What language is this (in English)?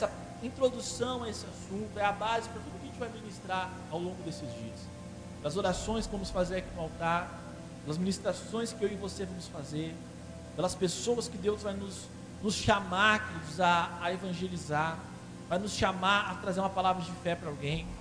Portuguese